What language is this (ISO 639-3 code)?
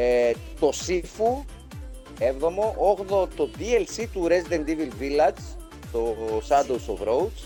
ell